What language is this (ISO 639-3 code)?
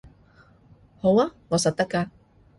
yue